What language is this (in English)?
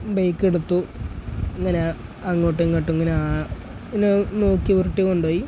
Malayalam